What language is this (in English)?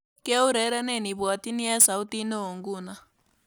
Kalenjin